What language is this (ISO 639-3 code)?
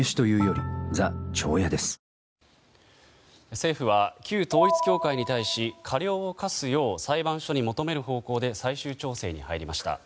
jpn